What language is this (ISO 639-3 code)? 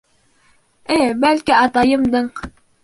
bak